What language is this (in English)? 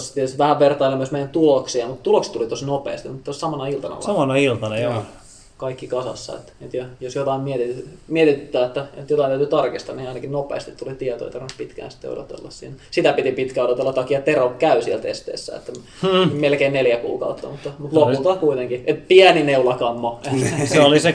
Finnish